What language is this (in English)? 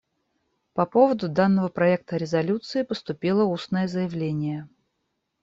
Russian